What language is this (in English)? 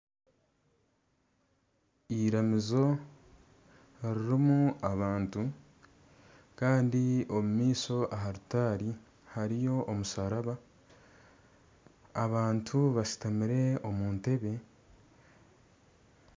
Nyankole